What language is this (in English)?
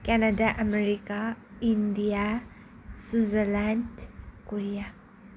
Nepali